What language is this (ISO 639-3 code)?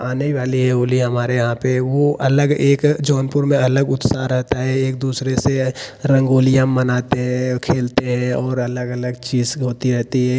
hin